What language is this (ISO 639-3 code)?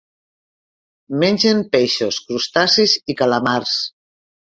cat